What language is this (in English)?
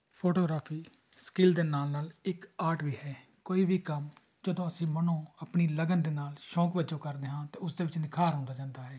Punjabi